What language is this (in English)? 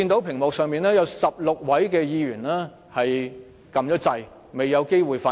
Cantonese